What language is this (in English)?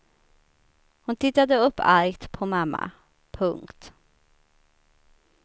Swedish